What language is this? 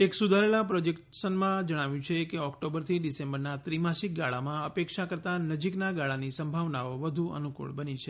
Gujarati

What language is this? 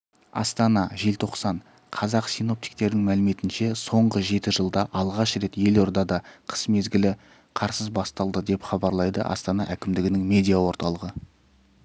Kazakh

